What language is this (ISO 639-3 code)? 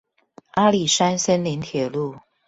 zho